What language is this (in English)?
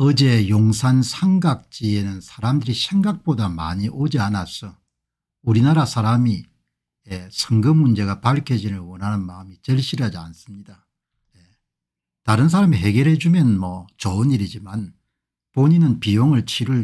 Korean